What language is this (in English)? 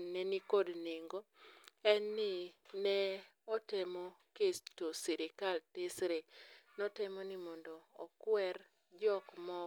Luo (Kenya and Tanzania)